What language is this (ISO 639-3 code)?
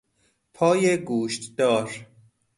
fas